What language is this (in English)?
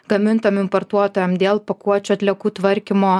Lithuanian